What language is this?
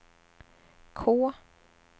Swedish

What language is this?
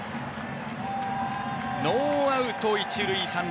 Japanese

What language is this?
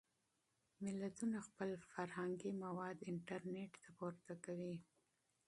Pashto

